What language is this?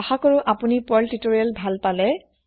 Assamese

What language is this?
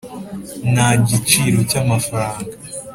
Kinyarwanda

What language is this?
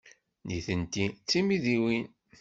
Kabyle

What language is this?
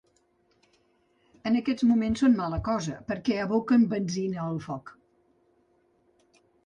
Catalan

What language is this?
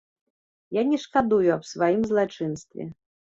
Belarusian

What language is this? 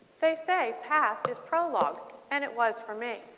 English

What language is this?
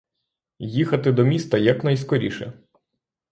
Ukrainian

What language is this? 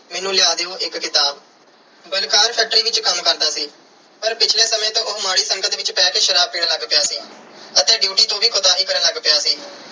Punjabi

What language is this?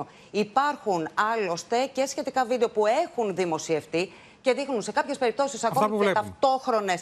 Greek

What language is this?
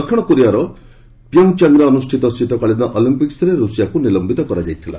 Odia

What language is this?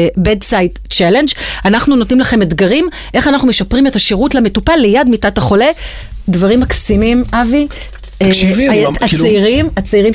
Hebrew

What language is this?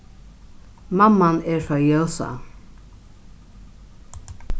Faroese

